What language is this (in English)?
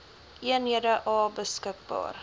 Afrikaans